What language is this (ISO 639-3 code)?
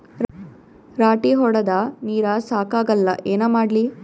kan